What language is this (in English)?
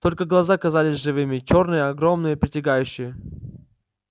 Russian